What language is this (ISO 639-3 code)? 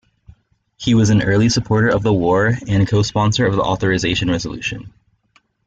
eng